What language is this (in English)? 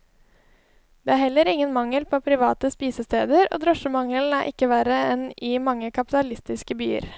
Norwegian